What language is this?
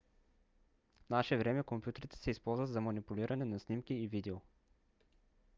Bulgarian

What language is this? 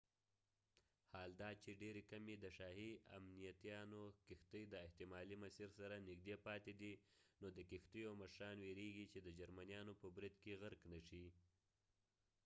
Pashto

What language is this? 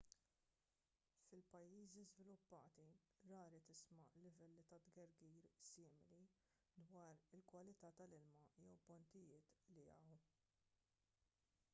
Maltese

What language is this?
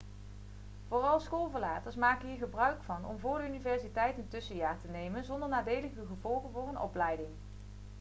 Dutch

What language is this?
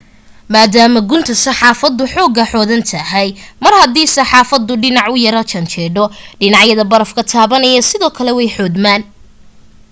Somali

